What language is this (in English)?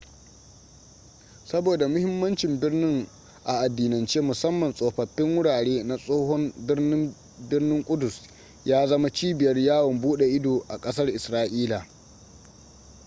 Hausa